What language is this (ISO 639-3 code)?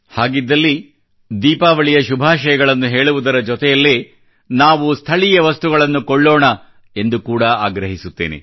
kan